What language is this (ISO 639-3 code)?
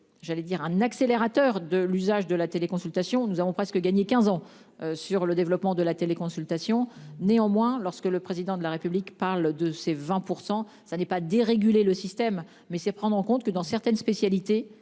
fra